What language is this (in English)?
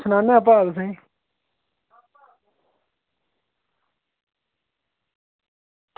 Dogri